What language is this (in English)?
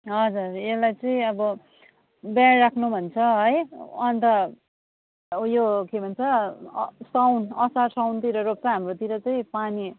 Nepali